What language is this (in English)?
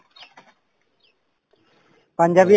Assamese